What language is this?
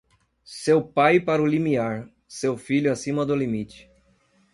Portuguese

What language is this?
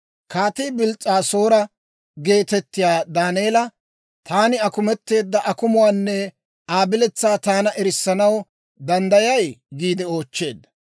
Dawro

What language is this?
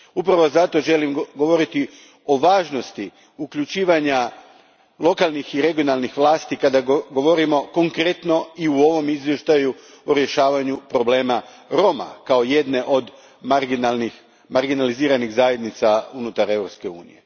Croatian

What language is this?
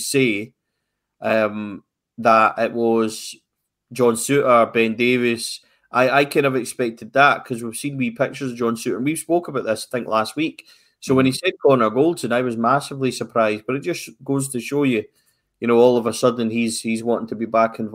English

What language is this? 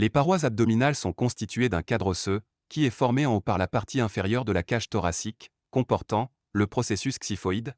French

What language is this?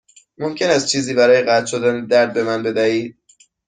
Persian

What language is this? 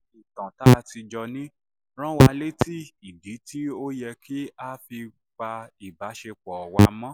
Yoruba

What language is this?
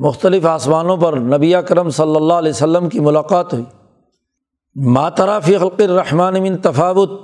Urdu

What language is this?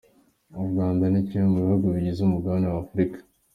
Kinyarwanda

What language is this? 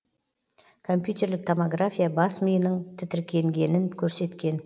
Kazakh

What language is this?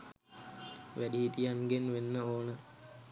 Sinhala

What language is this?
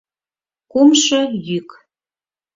Mari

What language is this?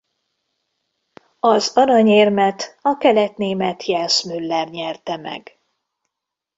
Hungarian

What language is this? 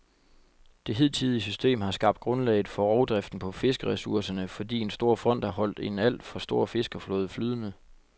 Danish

